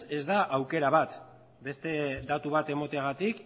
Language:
Basque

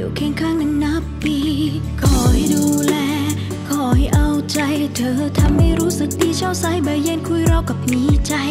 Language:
Vietnamese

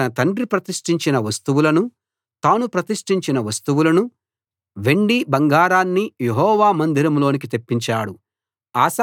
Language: Telugu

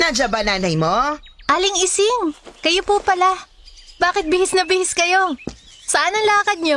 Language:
Filipino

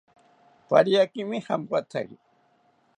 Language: South Ucayali Ashéninka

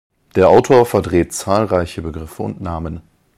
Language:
German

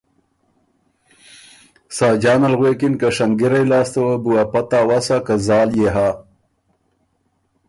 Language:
Ormuri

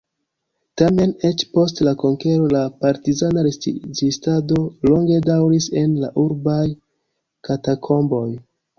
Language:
Esperanto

